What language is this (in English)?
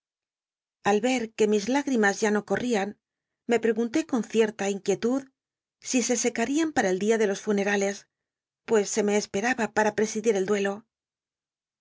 Spanish